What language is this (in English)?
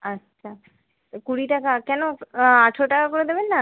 Bangla